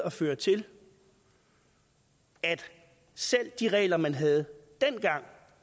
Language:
Danish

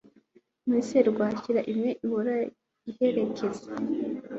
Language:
Kinyarwanda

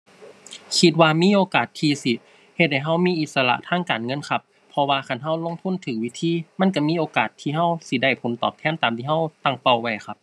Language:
Thai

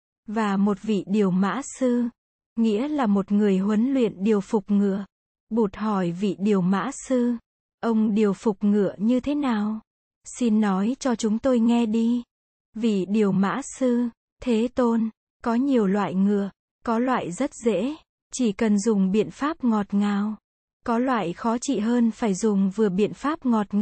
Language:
Vietnamese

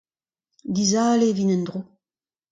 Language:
Breton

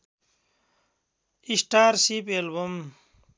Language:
Nepali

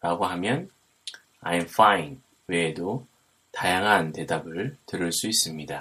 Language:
Korean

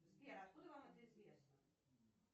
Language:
Russian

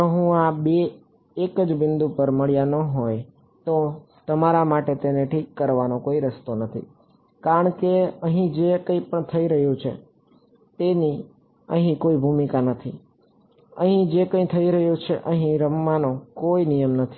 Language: Gujarati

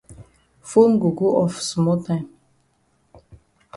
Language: Cameroon Pidgin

